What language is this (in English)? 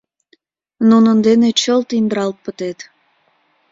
Mari